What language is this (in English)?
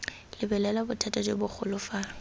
Tswana